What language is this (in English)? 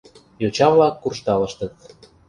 Mari